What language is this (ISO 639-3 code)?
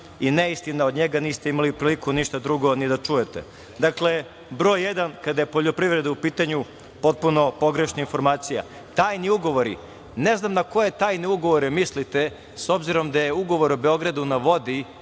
srp